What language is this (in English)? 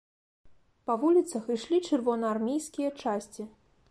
Belarusian